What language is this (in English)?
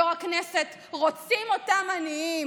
Hebrew